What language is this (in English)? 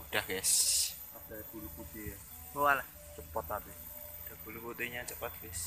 Indonesian